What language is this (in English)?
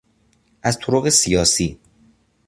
Persian